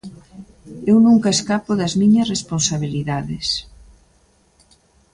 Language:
Galician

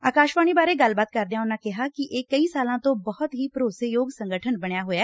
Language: Punjabi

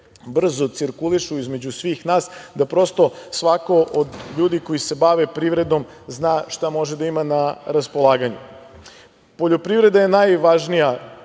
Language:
Serbian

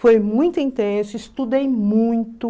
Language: Portuguese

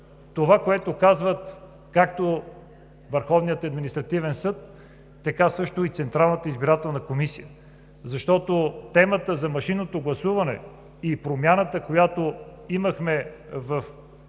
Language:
Bulgarian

